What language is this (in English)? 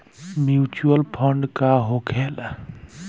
Bhojpuri